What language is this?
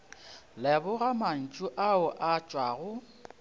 Northern Sotho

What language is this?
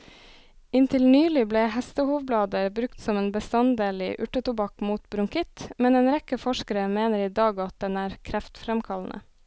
Norwegian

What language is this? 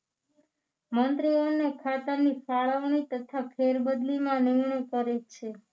Gujarati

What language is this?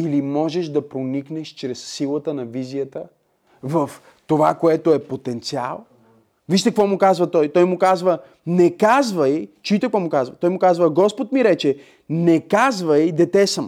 Bulgarian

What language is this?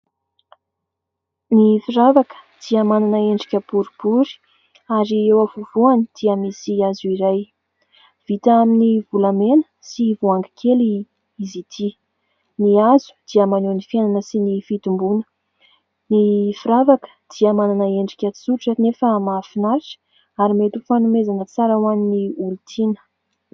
Malagasy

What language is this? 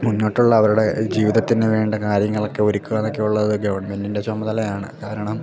Malayalam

